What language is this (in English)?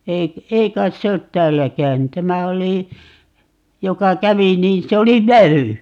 Finnish